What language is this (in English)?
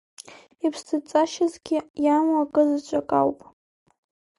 Abkhazian